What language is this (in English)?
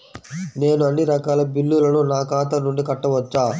Telugu